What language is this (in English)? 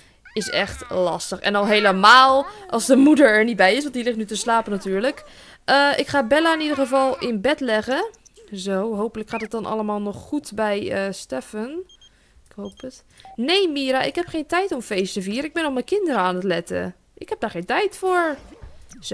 Dutch